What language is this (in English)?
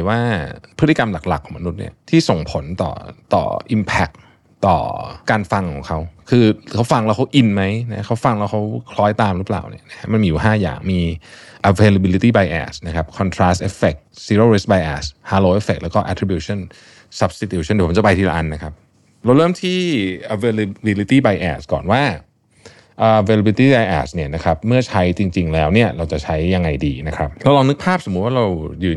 Thai